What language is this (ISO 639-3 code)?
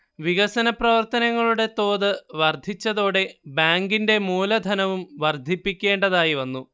mal